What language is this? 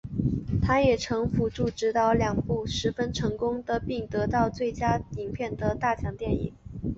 Chinese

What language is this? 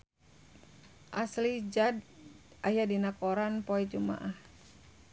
Sundanese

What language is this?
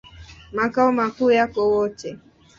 Swahili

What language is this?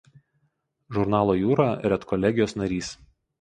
Lithuanian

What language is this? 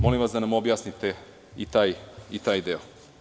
Serbian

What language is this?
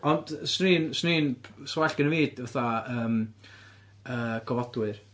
Welsh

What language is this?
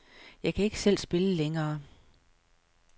Danish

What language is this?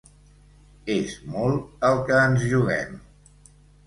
Catalan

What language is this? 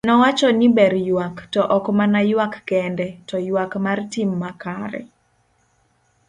Luo (Kenya and Tanzania)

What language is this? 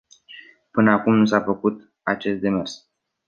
Romanian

